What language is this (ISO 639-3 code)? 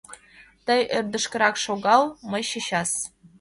chm